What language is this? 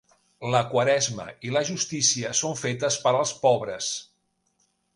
Catalan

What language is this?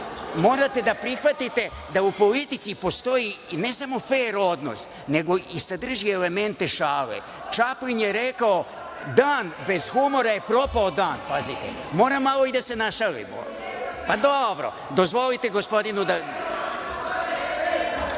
Serbian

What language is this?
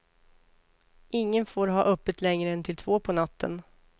Swedish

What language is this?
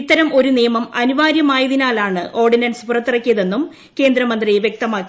Malayalam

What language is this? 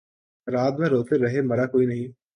Urdu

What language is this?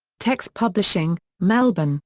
English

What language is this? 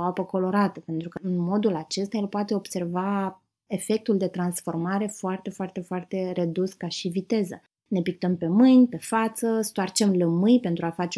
Romanian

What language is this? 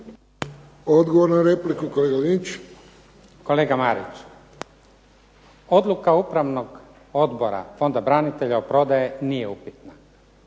Croatian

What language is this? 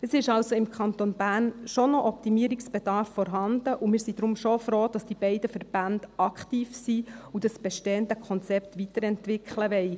Swiss German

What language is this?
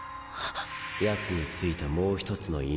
Japanese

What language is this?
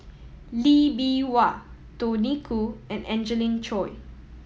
English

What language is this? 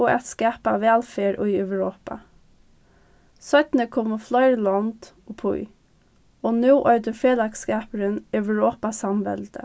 Faroese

